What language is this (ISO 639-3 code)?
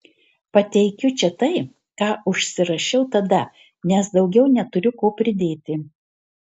lit